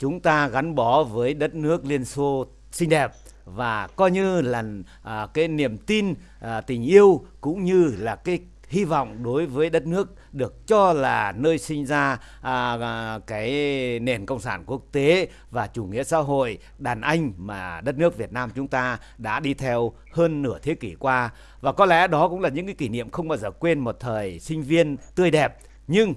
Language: Vietnamese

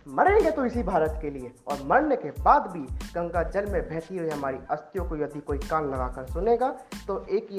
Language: Hindi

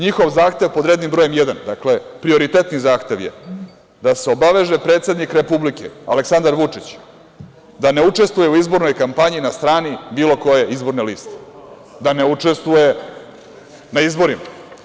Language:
Serbian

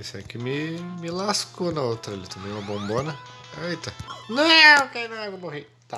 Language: Portuguese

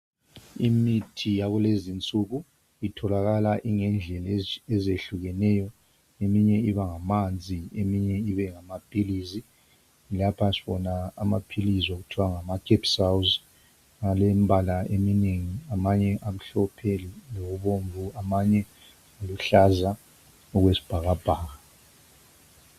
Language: North Ndebele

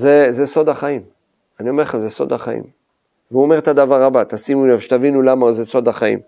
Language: Hebrew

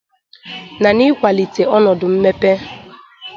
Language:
Igbo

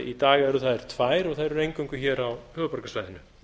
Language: Icelandic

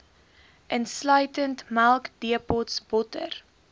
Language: Afrikaans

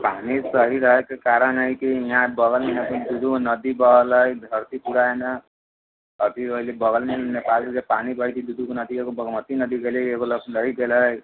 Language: Maithili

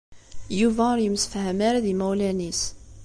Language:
Kabyle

